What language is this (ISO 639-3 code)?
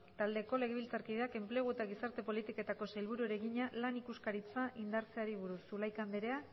eus